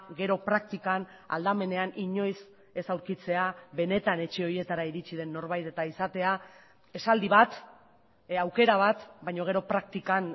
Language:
Basque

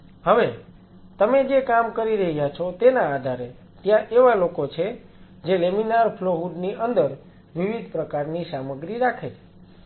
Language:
Gujarati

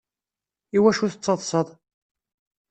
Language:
Kabyle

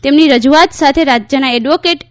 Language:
Gujarati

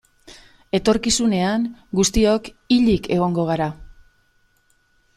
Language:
Basque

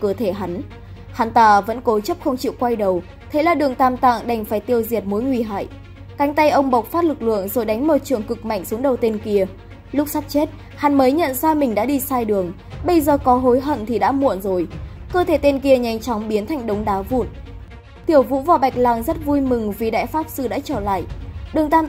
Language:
Vietnamese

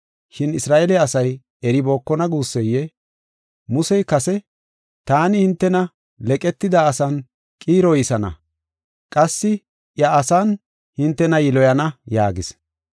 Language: Gofa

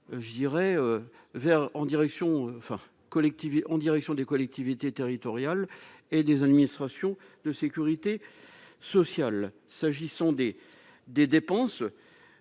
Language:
French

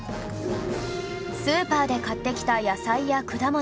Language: Japanese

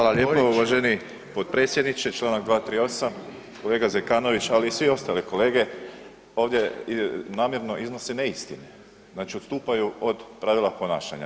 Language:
Croatian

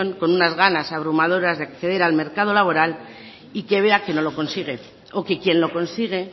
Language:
Spanish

